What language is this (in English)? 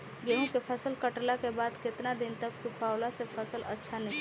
Bhojpuri